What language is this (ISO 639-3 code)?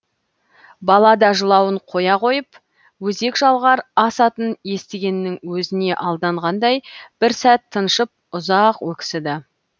kaz